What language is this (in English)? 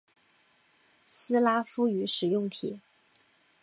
Chinese